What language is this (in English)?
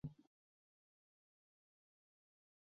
Chinese